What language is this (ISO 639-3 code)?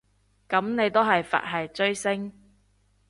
yue